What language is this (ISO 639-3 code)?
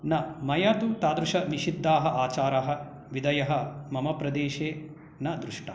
san